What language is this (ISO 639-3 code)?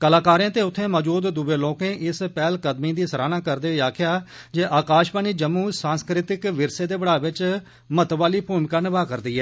doi